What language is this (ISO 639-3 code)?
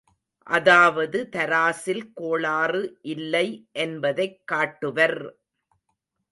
tam